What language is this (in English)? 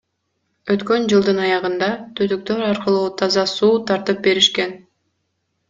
Kyrgyz